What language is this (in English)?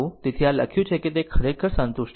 Gujarati